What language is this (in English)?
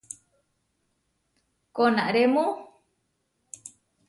Huarijio